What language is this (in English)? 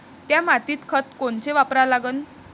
Marathi